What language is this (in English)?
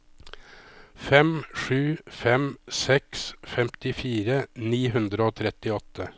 Norwegian